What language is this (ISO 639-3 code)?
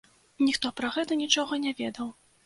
bel